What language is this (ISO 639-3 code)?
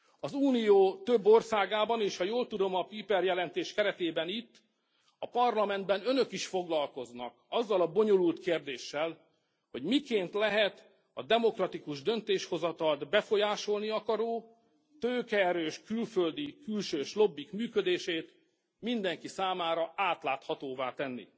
hun